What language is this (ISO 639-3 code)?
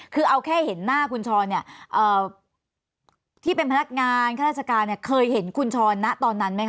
tha